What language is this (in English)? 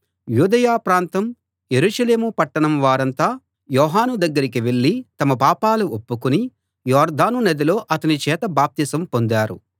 Telugu